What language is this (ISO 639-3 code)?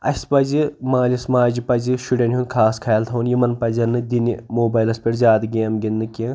kas